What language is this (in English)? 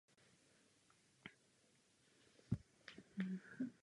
Czech